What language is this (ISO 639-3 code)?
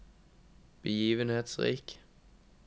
nor